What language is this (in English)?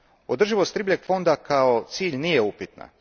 Croatian